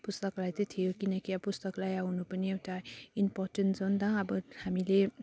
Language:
Nepali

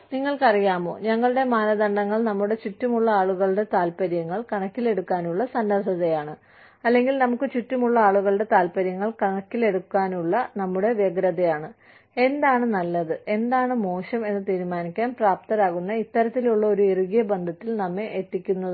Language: Malayalam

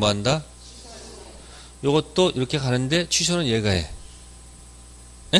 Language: Korean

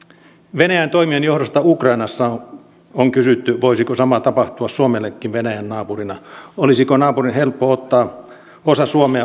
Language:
Finnish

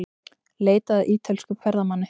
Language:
Icelandic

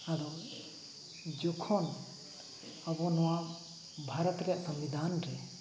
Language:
Santali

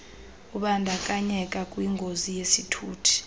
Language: Xhosa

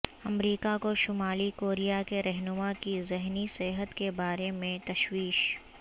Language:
Urdu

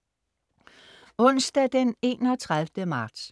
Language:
Danish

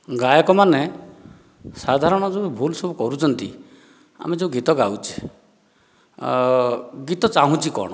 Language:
Odia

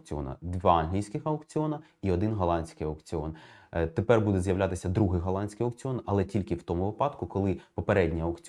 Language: Ukrainian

